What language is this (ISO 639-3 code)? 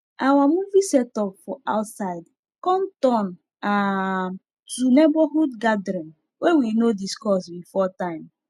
pcm